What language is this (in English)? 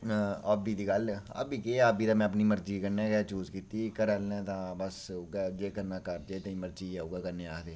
Dogri